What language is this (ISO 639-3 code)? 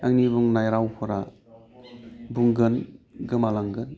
brx